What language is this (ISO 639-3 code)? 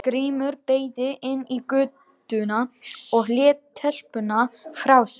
isl